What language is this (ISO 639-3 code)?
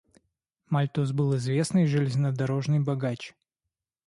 rus